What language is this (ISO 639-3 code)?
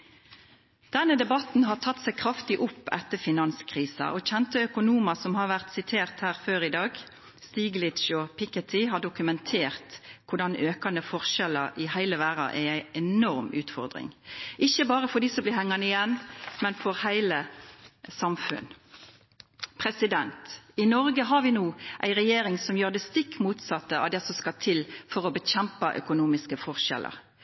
nob